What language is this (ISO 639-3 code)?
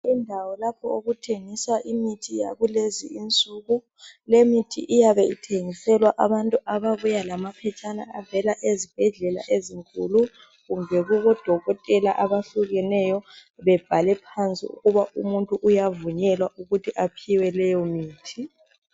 nde